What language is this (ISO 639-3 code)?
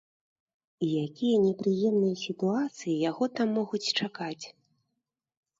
bel